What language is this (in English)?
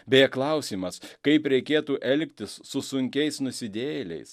Lithuanian